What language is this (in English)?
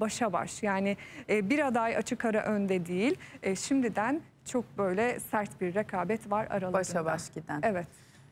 Turkish